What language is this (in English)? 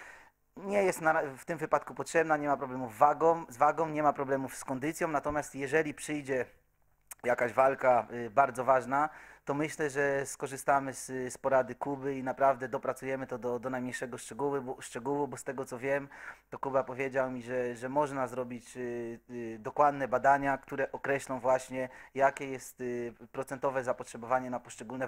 Polish